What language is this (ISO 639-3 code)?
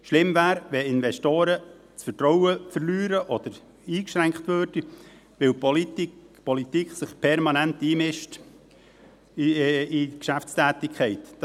gsw